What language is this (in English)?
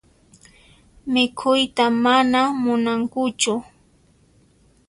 Puno Quechua